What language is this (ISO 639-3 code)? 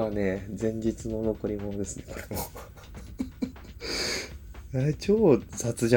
jpn